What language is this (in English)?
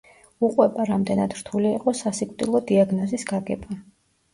Georgian